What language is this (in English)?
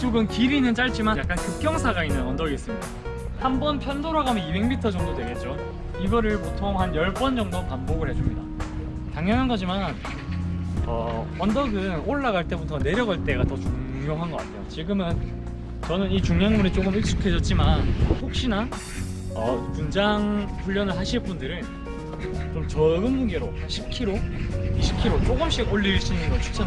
Korean